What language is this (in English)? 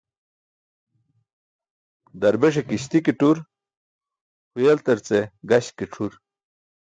Burushaski